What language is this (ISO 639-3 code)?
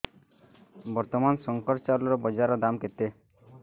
ori